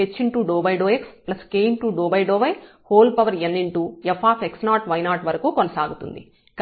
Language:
Telugu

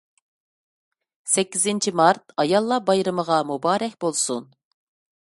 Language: Uyghur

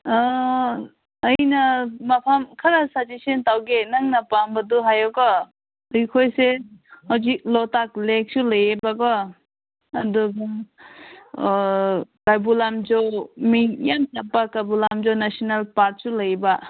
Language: Manipuri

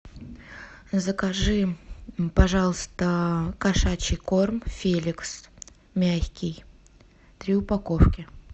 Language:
Russian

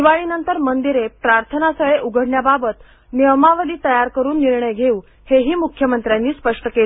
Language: Marathi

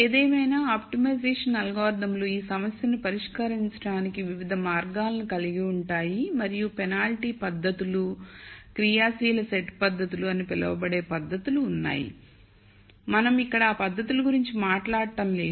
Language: Telugu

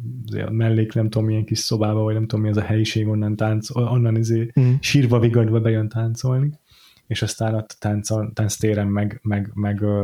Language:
Hungarian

